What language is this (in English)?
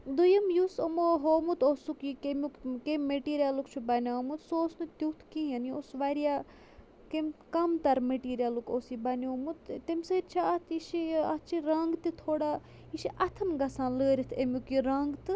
Kashmiri